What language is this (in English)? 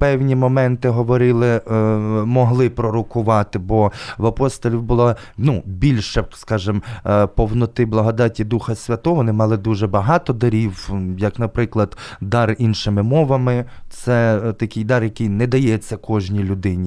Ukrainian